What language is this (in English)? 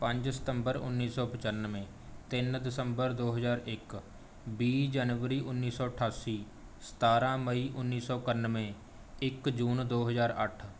Punjabi